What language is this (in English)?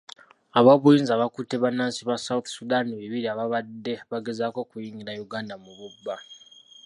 Ganda